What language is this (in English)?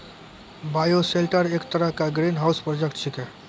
Maithili